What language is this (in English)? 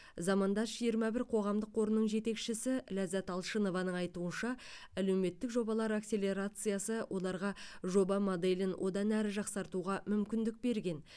Kazakh